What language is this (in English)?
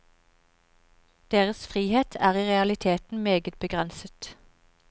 Norwegian